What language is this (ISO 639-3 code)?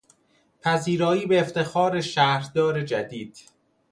fas